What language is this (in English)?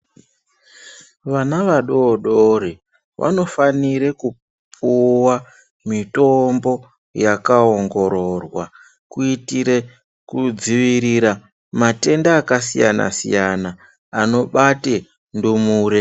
Ndau